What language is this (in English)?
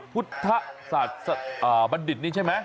Thai